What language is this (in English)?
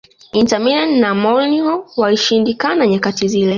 Swahili